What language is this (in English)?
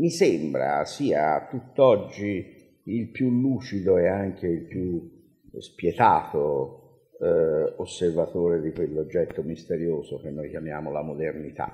Italian